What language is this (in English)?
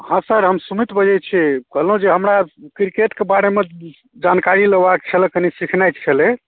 Maithili